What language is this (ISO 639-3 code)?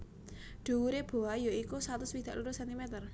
jav